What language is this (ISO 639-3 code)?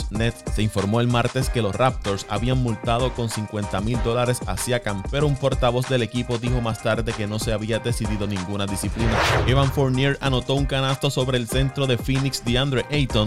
spa